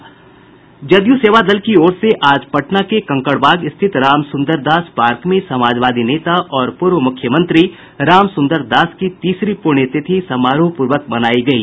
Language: Hindi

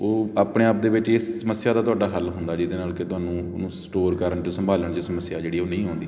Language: Punjabi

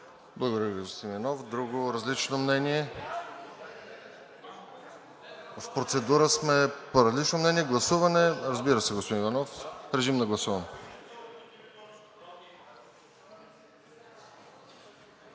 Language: Bulgarian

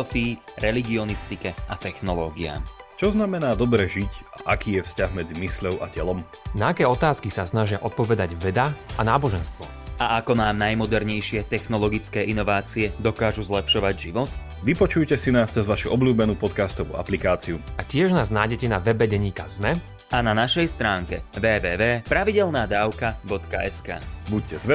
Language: Slovak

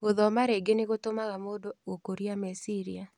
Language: Kikuyu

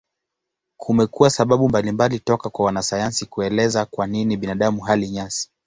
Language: Swahili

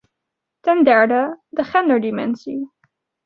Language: Dutch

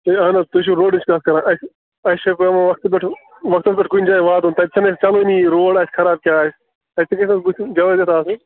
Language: Kashmiri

